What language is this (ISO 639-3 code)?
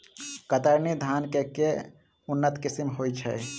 mai